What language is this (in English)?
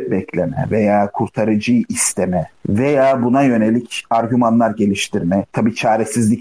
Turkish